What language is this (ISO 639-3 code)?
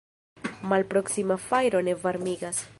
epo